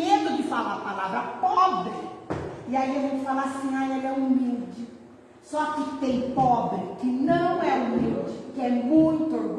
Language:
Portuguese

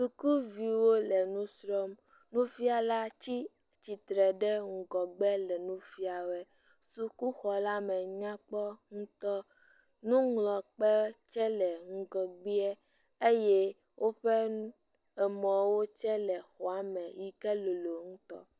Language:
Ewe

